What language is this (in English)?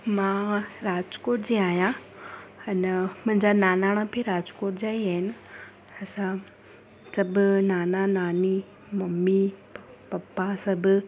Sindhi